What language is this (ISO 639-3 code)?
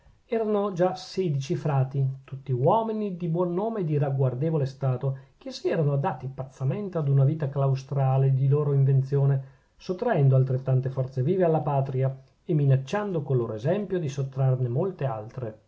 ita